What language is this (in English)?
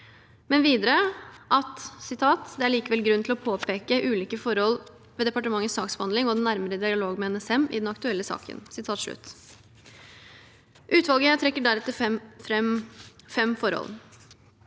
Norwegian